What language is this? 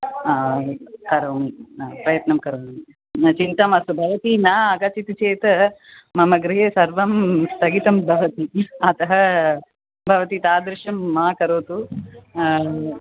Sanskrit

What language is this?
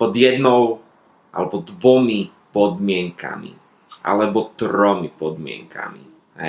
Slovak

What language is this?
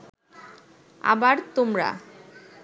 Bangla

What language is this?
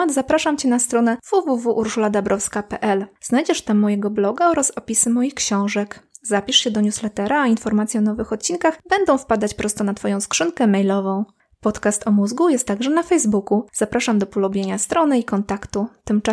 Polish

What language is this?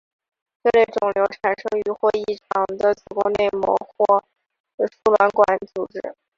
Chinese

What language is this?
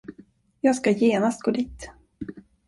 Swedish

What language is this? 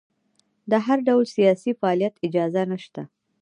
Pashto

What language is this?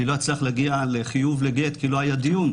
Hebrew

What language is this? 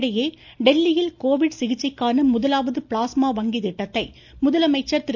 Tamil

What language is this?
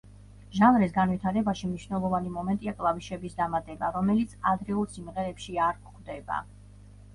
Georgian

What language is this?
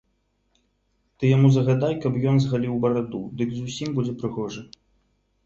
Belarusian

